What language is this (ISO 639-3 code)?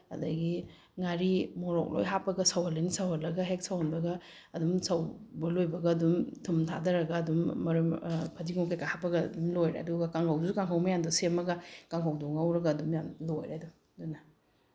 mni